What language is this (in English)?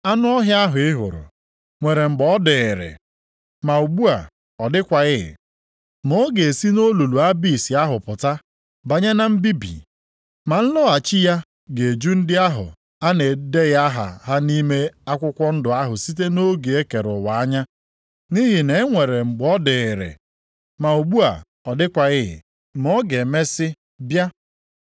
Igbo